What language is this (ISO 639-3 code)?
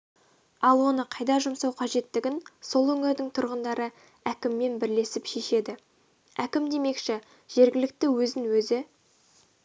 kaz